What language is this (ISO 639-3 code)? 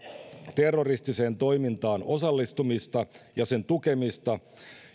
fin